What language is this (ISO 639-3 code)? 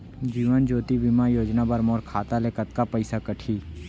hne